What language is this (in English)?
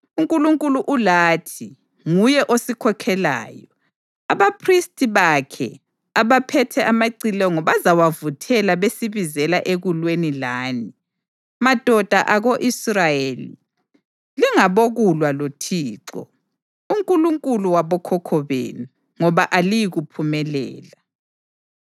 North Ndebele